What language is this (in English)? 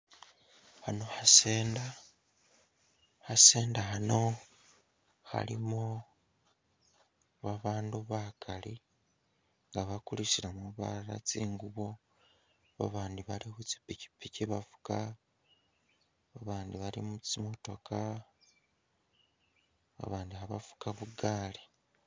Masaaba